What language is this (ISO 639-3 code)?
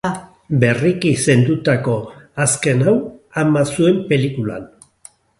eus